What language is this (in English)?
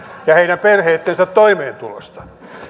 Finnish